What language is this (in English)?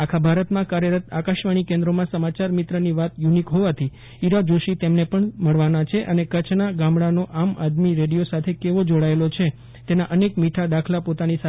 Gujarati